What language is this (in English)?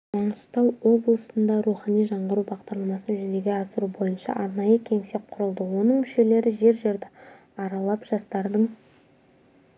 Kazakh